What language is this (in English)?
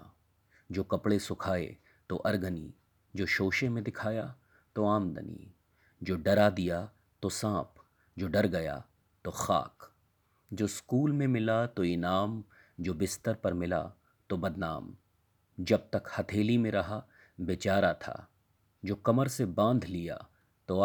Urdu